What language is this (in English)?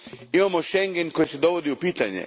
Croatian